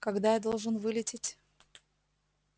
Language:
Russian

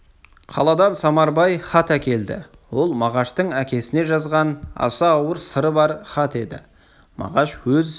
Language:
Kazakh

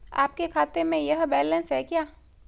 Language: Hindi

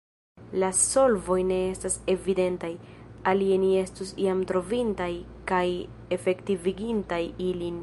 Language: Esperanto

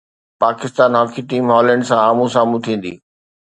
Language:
Sindhi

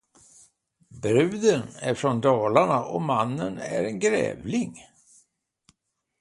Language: Swedish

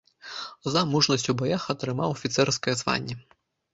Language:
Belarusian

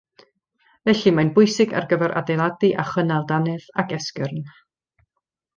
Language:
Welsh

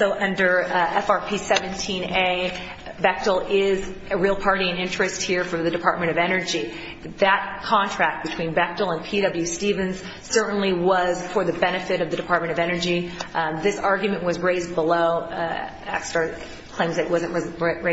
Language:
English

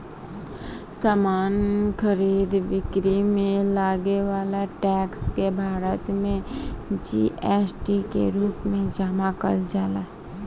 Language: Bhojpuri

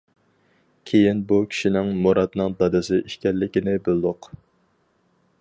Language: Uyghur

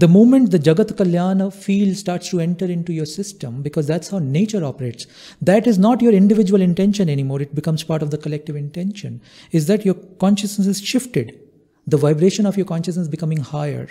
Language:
English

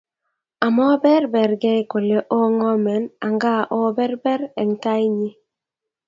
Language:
Kalenjin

